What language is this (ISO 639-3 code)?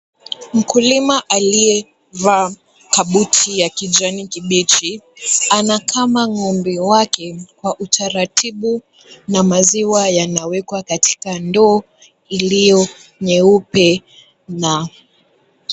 swa